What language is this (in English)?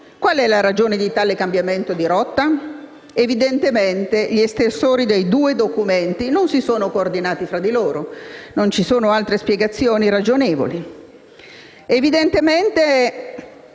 Italian